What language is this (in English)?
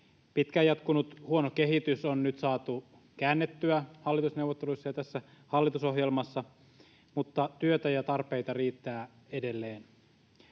Finnish